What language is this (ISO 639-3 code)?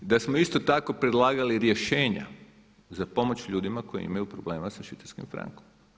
hrv